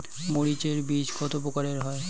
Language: Bangla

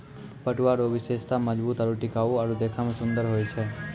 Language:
Maithili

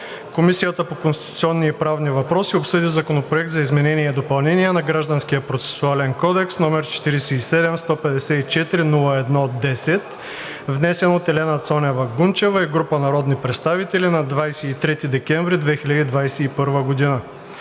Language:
Bulgarian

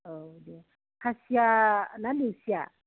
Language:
Bodo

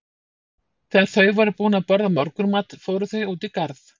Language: Icelandic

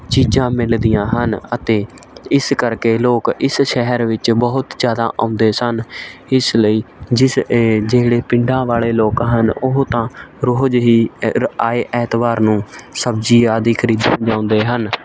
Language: Punjabi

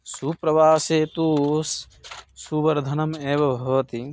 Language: Sanskrit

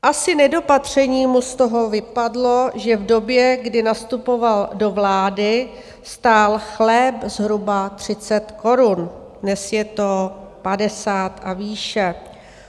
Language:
Czech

